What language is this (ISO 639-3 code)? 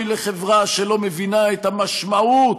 heb